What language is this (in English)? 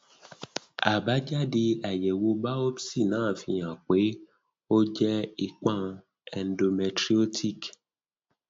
Yoruba